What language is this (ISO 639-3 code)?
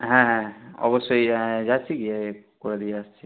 ben